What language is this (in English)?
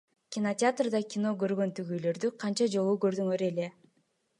Kyrgyz